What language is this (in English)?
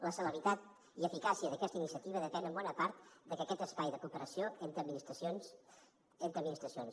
Catalan